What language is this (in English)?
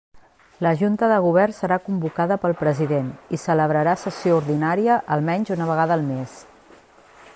Catalan